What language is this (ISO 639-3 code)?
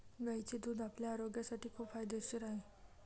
mar